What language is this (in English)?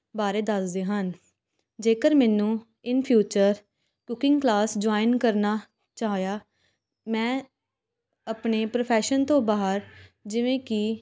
Punjabi